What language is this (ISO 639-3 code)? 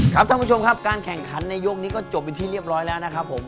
tha